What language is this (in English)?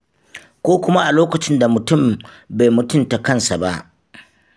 Hausa